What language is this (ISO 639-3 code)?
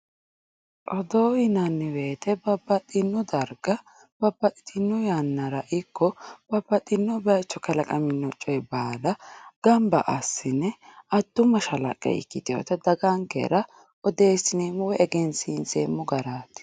sid